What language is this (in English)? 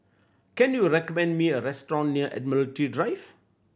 English